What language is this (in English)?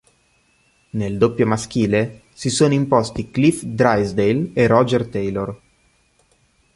Italian